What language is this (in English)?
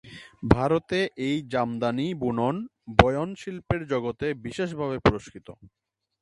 Bangla